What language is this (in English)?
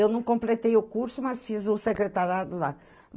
Portuguese